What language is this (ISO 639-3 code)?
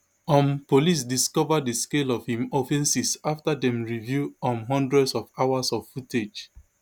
pcm